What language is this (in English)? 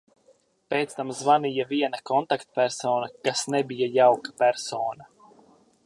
Latvian